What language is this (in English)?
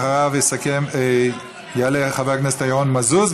Hebrew